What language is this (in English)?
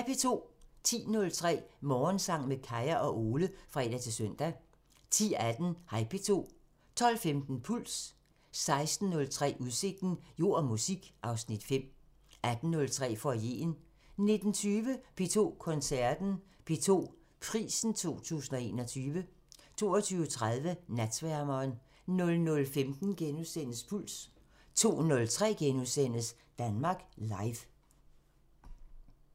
Danish